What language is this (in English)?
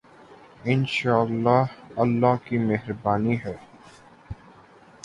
Urdu